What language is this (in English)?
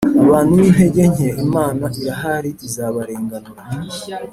Kinyarwanda